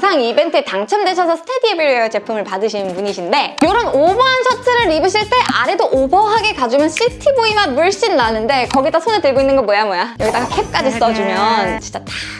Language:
Korean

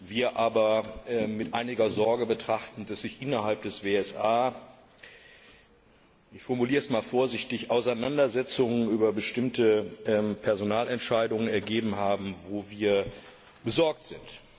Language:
German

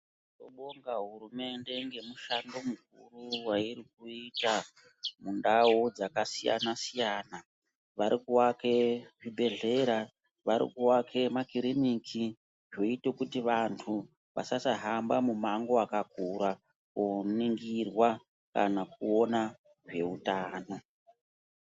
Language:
Ndau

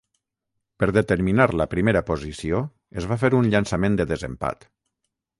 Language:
Catalan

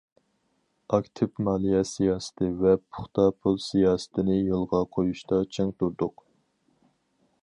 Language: Uyghur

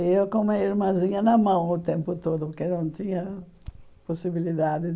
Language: Portuguese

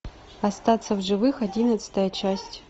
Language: Russian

